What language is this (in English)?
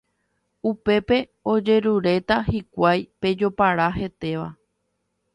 Guarani